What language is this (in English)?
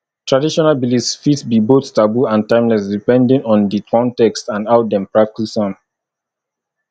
Nigerian Pidgin